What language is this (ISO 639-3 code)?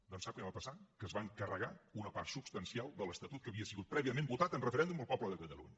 cat